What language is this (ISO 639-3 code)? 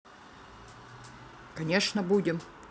rus